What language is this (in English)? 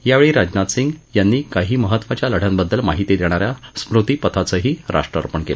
Marathi